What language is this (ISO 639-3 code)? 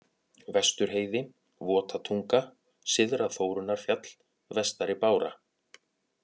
isl